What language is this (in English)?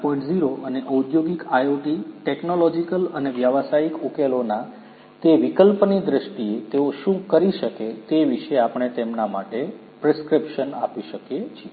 Gujarati